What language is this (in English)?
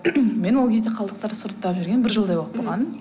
Kazakh